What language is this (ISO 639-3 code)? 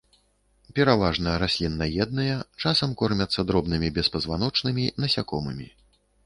bel